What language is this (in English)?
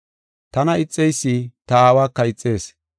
Gofa